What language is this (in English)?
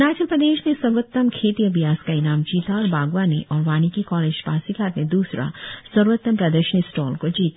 Hindi